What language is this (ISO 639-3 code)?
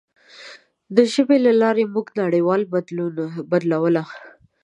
pus